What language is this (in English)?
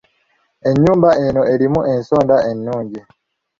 Ganda